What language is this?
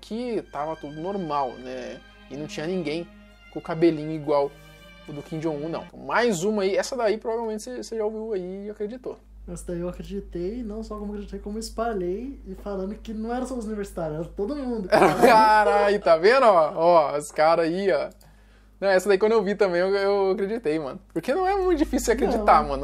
Portuguese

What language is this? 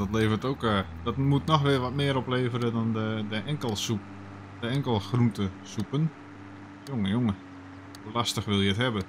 Dutch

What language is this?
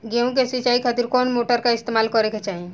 Bhojpuri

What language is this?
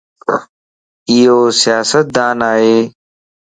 Lasi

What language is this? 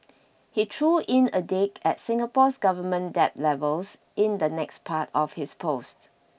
English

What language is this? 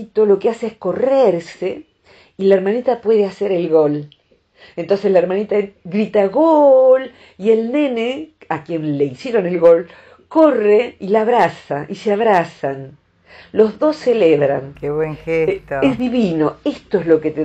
Spanish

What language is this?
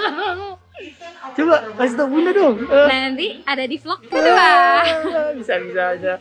Indonesian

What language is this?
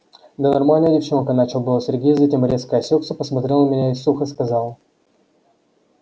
Russian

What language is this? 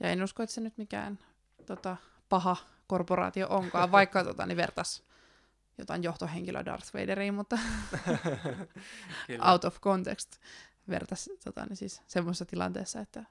Finnish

